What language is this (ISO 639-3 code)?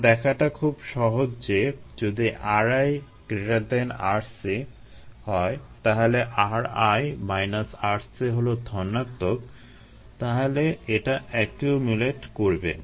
ben